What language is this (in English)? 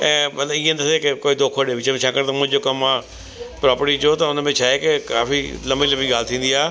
Sindhi